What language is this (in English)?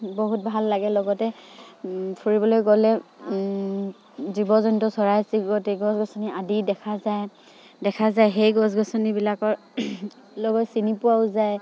Assamese